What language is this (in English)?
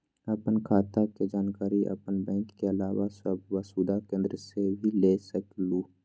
Magahi